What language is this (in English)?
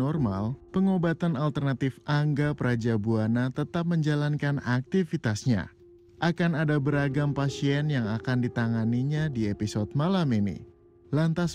Indonesian